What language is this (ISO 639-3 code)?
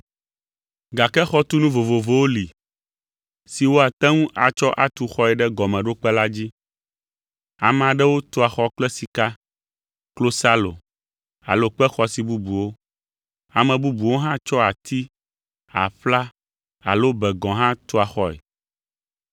ewe